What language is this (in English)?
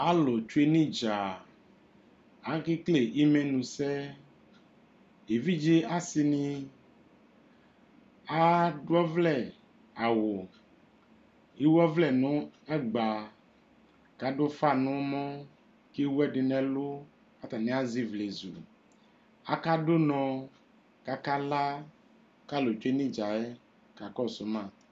Ikposo